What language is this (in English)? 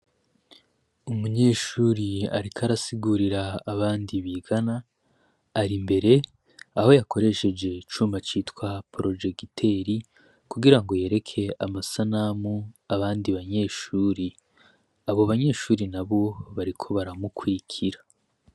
Rundi